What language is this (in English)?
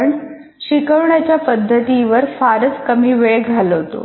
Marathi